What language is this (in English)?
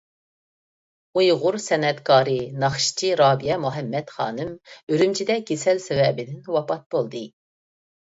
Uyghur